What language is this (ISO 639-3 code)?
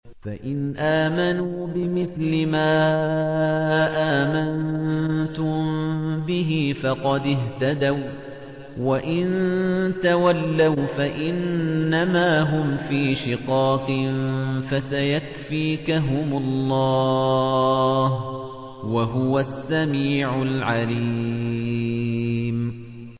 ara